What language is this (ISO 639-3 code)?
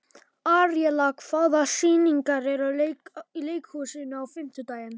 isl